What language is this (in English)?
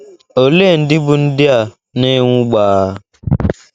Igbo